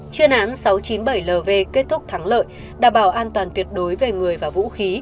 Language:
Vietnamese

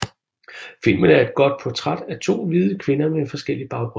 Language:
Danish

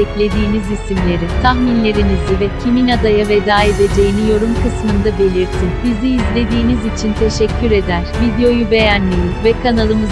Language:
Turkish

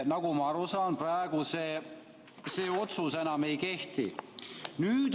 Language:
Estonian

